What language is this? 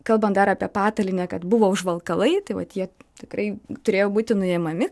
Lithuanian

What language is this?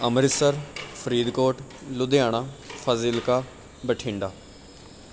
Punjabi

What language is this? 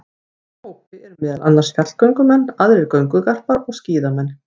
Icelandic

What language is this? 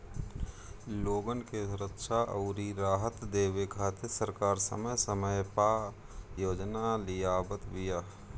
Bhojpuri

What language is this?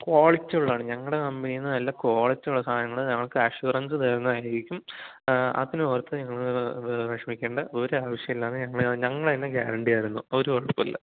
Malayalam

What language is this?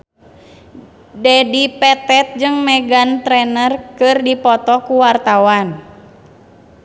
Sundanese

